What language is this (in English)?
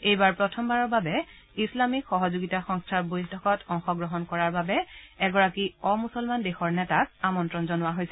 Assamese